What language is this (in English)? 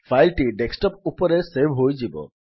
Odia